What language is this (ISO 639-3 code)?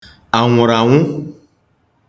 ibo